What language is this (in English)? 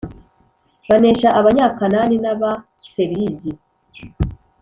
Kinyarwanda